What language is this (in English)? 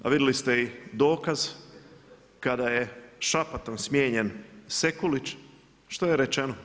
Croatian